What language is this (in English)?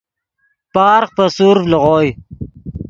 Yidgha